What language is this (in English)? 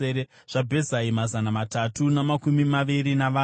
Shona